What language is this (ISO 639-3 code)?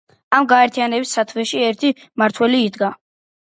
kat